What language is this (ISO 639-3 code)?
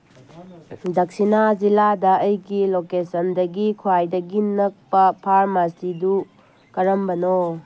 mni